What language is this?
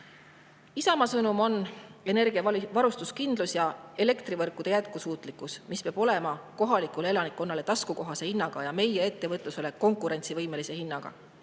Estonian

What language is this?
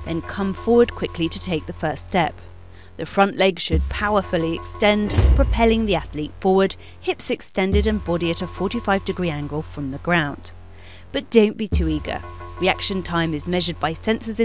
English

